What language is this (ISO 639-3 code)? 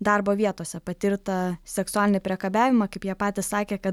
lit